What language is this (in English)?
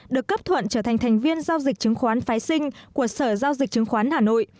Vietnamese